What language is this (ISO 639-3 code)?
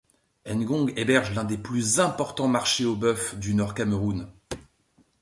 fra